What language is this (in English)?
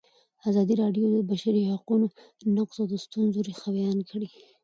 Pashto